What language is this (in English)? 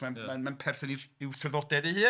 Welsh